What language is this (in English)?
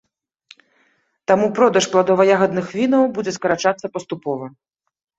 Belarusian